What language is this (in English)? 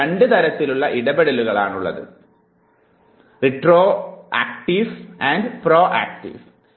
Malayalam